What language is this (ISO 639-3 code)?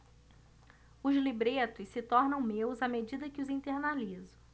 por